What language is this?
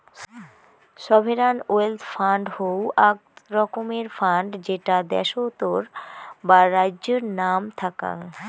Bangla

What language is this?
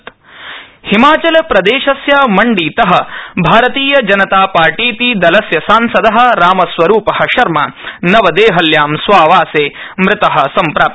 Sanskrit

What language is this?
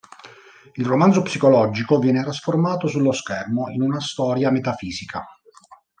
Italian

